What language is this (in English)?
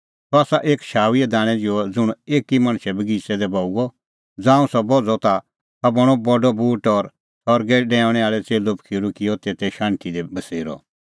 Kullu Pahari